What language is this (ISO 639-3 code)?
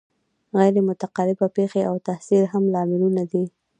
pus